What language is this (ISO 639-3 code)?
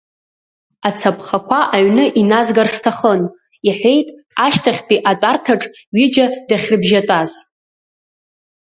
abk